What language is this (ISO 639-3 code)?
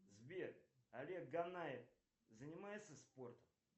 rus